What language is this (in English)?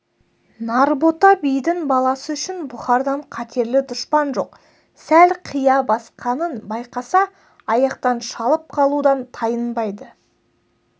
Kazakh